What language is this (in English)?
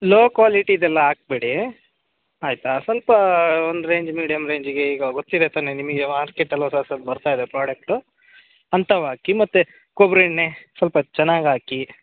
Kannada